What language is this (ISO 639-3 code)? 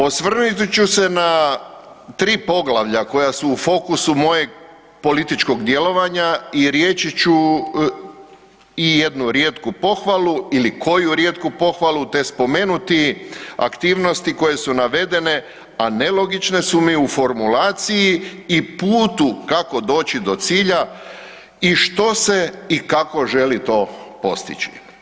hrv